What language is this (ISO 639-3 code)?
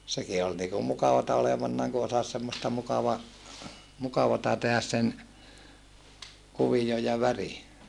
fin